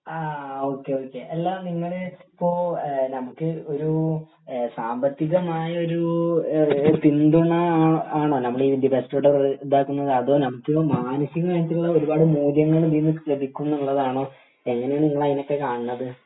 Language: Malayalam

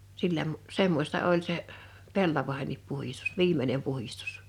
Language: Finnish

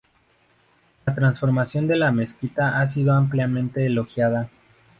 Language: Spanish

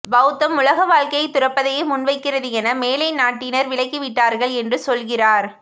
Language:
Tamil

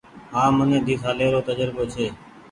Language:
Goaria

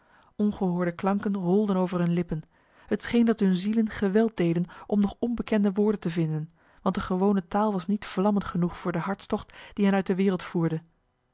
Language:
Dutch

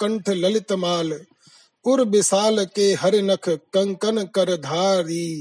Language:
Hindi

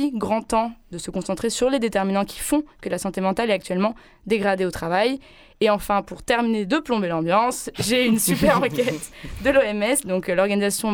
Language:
French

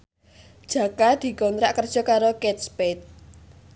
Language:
Javanese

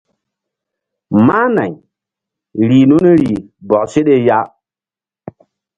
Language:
Mbum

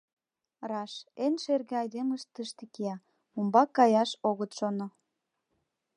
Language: Mari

